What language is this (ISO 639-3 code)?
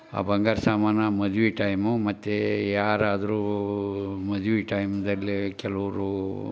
kan